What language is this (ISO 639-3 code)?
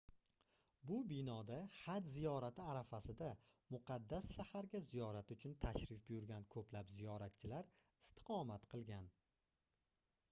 uzb